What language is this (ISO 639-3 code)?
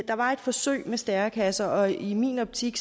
dan